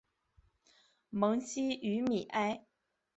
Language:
Chinese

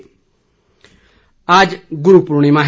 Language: Hindi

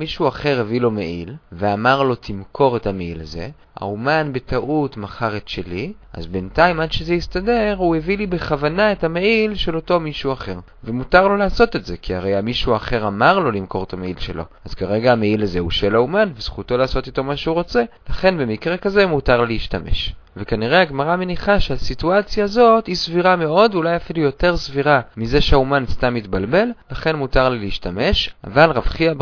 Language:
Hebrew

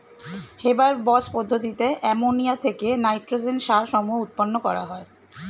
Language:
Bangla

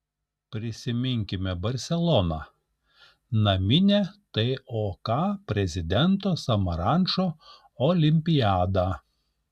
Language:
Lithuanian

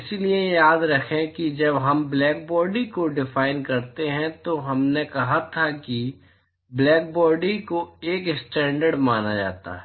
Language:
Hindi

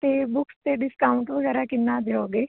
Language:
Punjabi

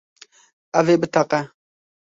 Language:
Kurdish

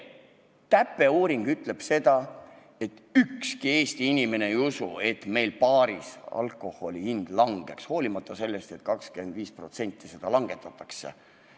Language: Estonian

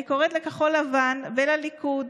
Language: Hebrew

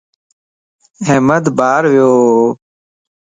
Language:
Lasi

